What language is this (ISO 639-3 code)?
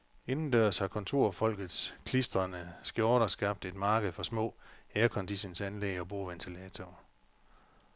dan